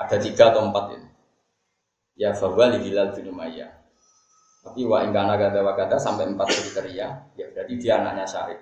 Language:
Indonesian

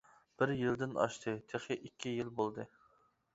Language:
Uyghur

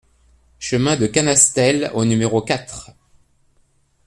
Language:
French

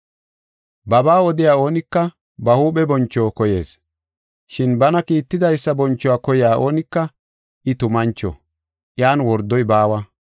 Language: Gofa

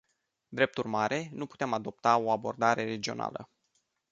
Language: Romanian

